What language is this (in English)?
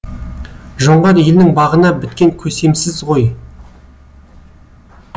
Kazakh